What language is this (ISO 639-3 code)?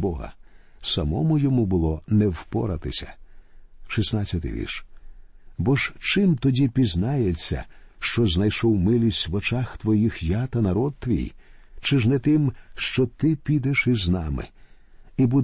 ukr